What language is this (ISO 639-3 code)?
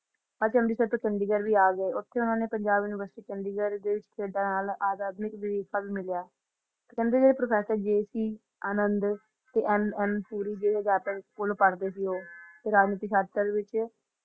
pan